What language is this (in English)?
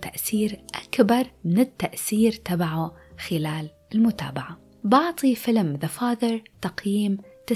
Arabic